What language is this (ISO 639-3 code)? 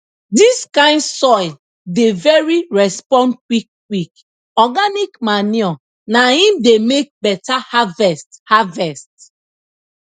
pcm